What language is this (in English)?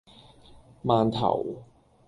Cantonese